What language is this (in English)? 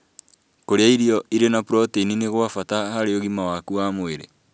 Kikuyu